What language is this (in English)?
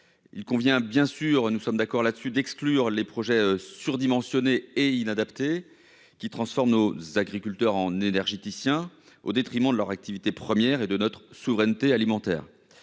French